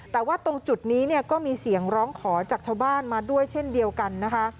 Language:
Thai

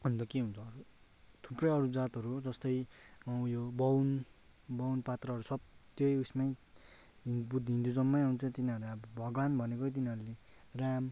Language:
Nepali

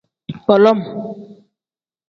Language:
Tem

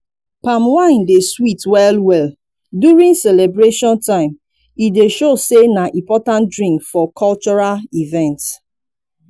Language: Nigerian Pidgin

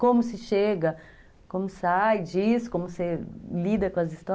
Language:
Portuguese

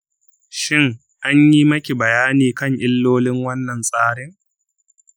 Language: Hausa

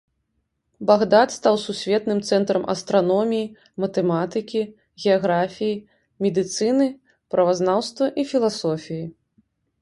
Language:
Belarusian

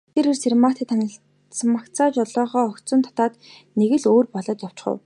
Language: Mongolian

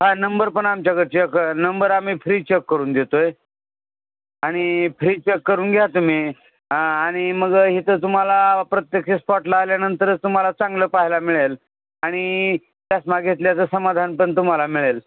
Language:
Marathi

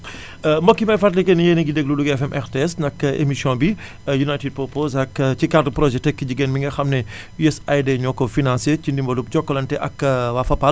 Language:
Wolof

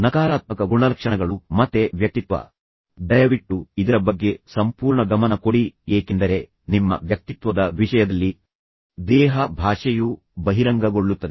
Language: Kannada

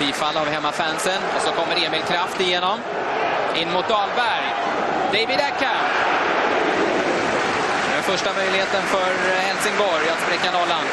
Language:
Swedish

